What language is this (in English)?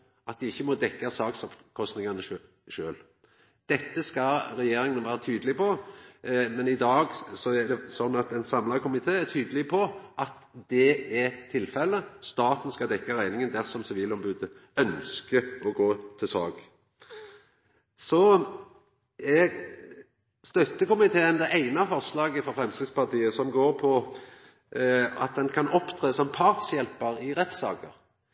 Norwegian Nynorsk